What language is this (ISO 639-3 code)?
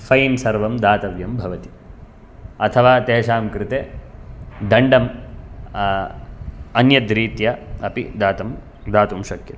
san